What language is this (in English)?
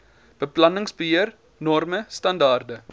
Afrikaans